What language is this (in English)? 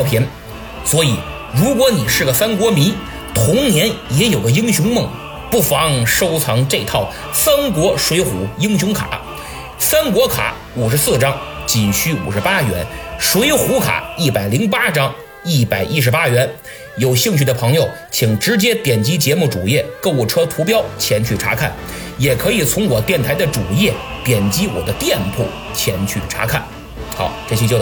Chinese